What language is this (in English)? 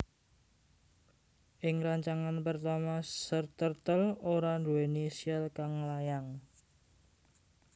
Javanese